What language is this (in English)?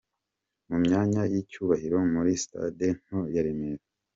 Kinyarwanda